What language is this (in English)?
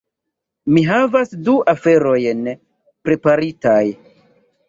Esperanto